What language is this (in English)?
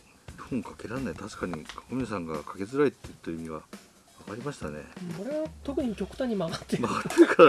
Japanese